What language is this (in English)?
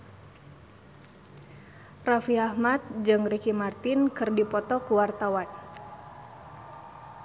Sundanese